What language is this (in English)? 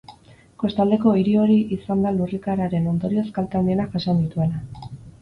Basque